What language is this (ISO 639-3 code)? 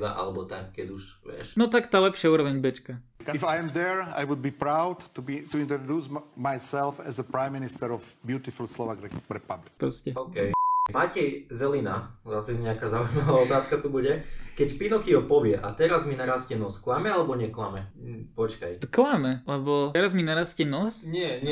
slk